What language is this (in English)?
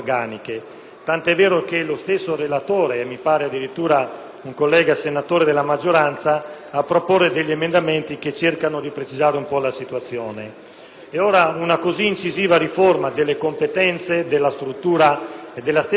Italian